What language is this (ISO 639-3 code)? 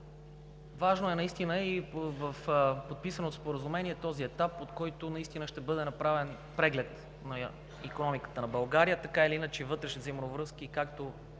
bul